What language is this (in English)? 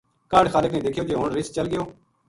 Gujari